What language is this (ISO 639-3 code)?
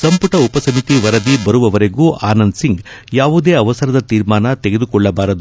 kan